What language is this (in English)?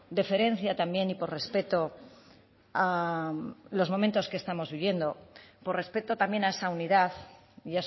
Spanish